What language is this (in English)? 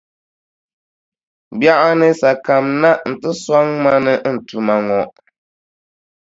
Dagbani